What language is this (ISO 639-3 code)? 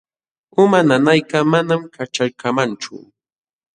qxw